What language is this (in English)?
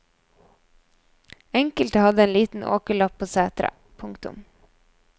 Norwegian